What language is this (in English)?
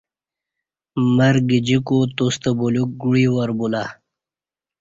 Kati